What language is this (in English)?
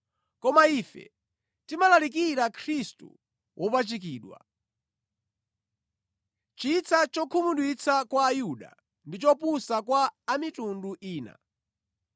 Nyanja